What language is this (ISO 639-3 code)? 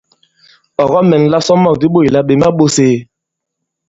abb